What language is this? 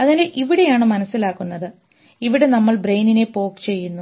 Malayalam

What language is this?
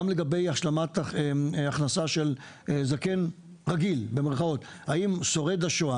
Hebrew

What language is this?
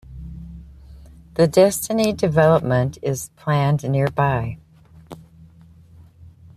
English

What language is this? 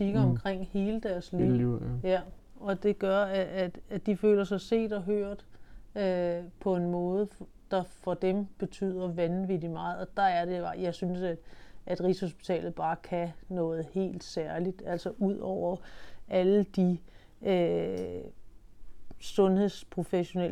Danish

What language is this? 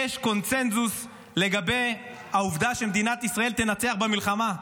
Hebrew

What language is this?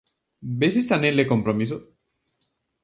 Galician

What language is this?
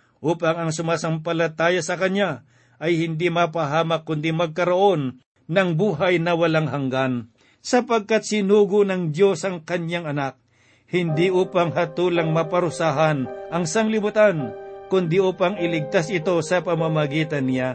Filipino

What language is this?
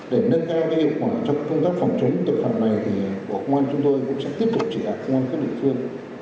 Vietnamese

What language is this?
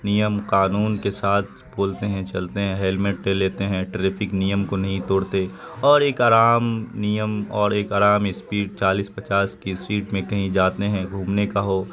Urdu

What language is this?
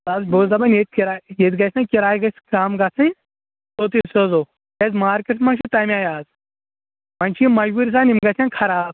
Kashmiri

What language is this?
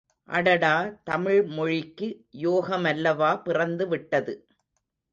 Tamil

